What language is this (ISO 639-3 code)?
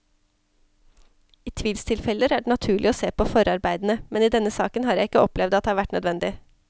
nor